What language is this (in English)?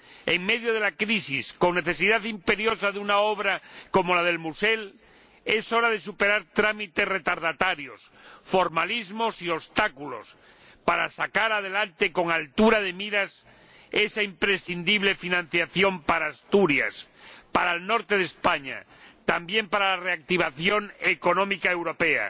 Spanish